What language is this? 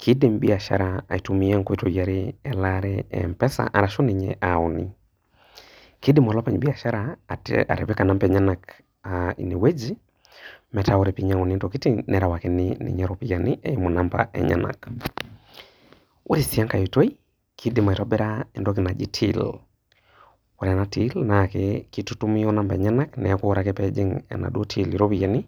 Masai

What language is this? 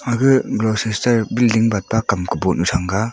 Wancho Naga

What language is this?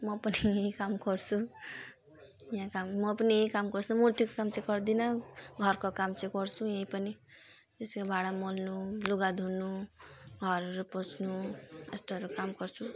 Nepali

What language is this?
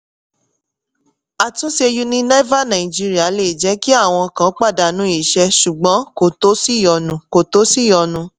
Yoruba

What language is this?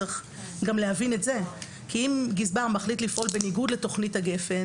Hebrew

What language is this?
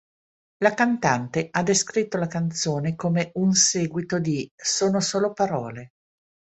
Italian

